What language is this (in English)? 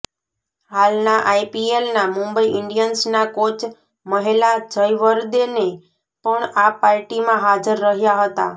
Gujarati